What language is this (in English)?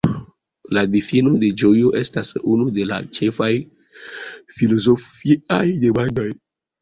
Esperanto